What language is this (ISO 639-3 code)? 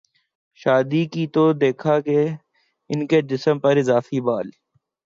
urd